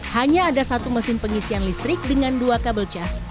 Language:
Indonesian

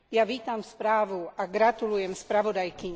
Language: Slovak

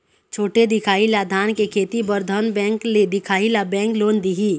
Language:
Chhattisgarhi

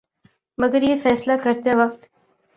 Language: Urdu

